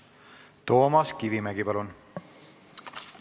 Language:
Estonian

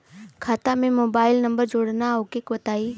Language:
Bhojpuri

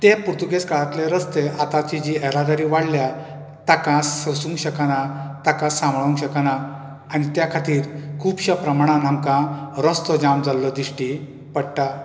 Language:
Konkani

